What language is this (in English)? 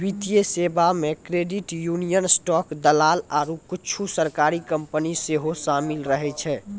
Maithili